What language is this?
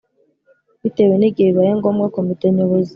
Kinyarwanda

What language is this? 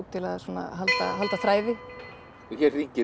Icelandic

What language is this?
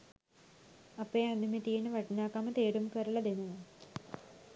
Sinhala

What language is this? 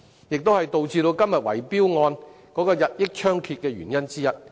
Cantonese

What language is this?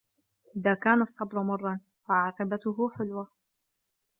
Arabic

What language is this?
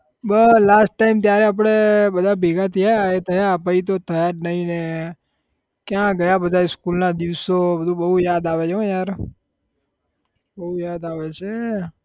Gujarati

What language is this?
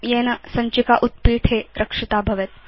Sanskrit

